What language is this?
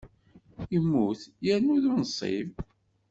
Kabyle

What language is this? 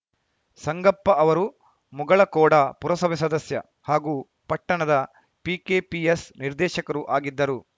Kannada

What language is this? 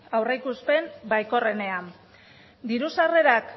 Basque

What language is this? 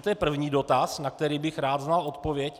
Czech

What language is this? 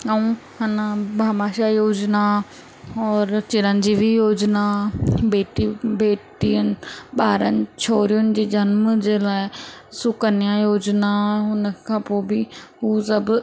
Sindhi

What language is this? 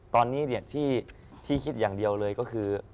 Thai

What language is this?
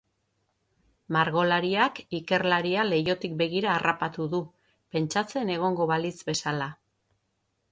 Basque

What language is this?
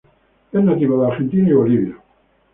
Spanish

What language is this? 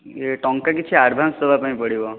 Odia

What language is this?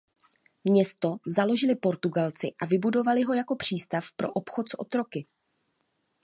Czech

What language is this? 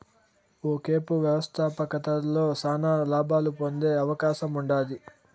Telugu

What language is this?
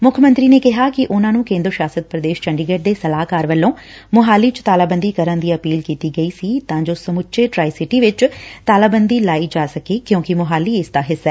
Punjabi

